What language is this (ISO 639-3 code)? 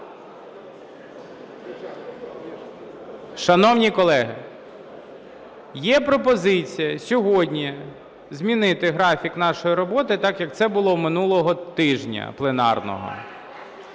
ukr